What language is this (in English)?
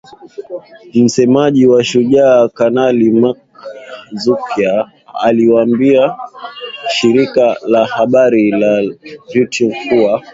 Swahili